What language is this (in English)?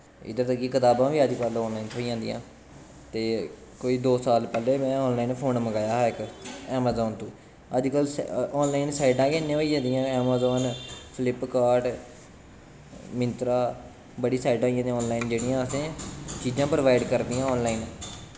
Dogri